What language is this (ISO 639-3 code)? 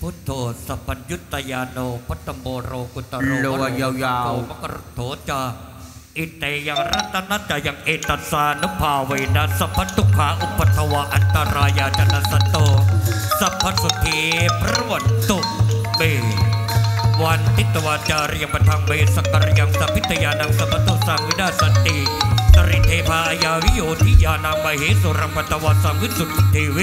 tha